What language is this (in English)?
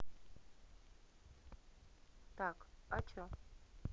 Russian